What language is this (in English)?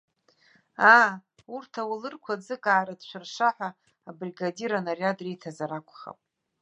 Abkhazian